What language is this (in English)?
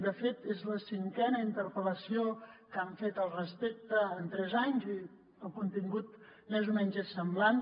Catalan